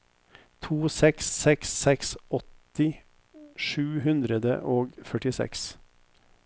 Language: Norwegian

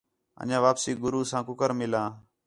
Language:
Khetrani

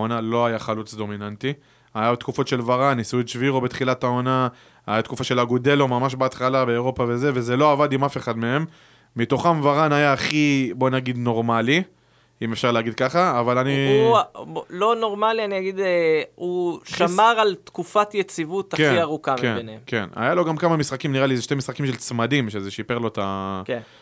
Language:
Hebrew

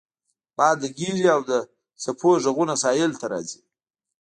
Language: Pashto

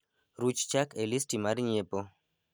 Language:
Luo (Kenya and Tanzania)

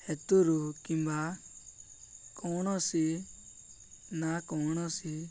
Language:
Odia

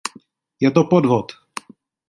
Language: Czech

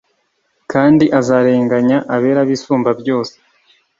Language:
Kinyarwanda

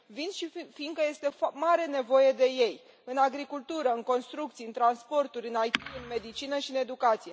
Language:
Romanian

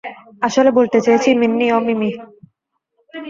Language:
Bangla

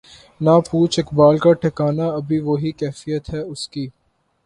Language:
Urdu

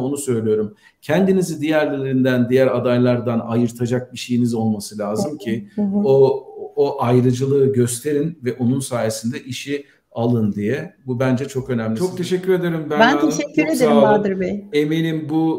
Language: Turkish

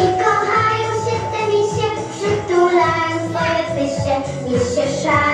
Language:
Polish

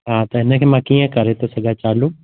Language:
Sindhi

